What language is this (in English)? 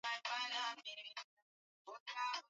Swahili